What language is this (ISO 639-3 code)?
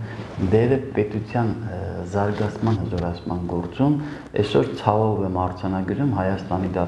tur